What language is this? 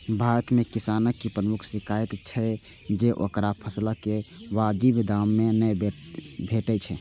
Maithili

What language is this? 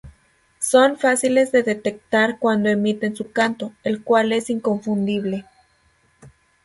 Spanish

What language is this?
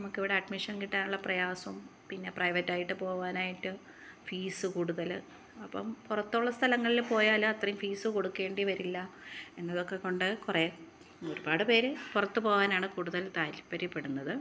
Malayalam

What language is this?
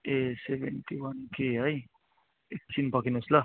Nepali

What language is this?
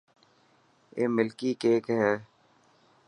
Dhatki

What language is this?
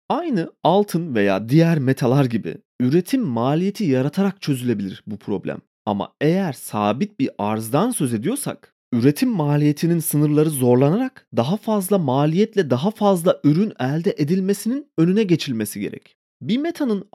Turkish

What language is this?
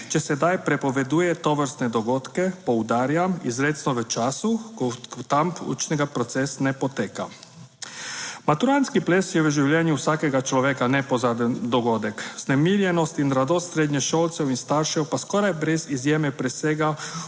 Slovenian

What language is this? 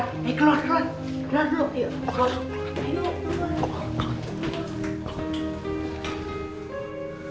Indonesian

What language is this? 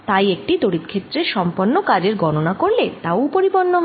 Bangla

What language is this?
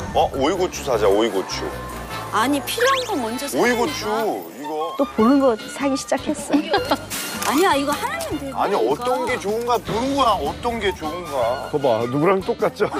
Korean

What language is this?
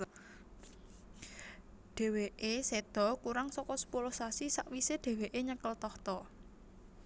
Javanese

